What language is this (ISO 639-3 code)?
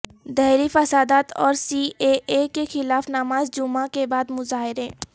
urd